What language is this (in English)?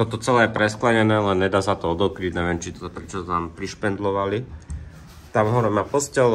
Slovak